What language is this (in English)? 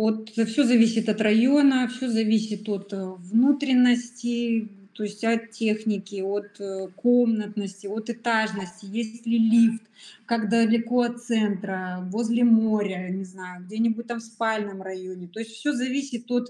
Russian